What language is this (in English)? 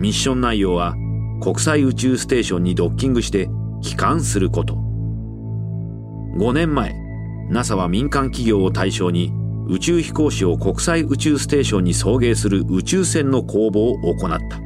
Japanese